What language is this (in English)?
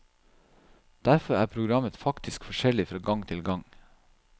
Norwegian